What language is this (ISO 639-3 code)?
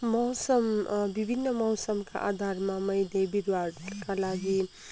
nep